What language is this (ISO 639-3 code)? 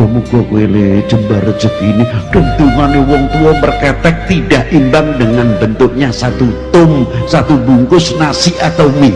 ind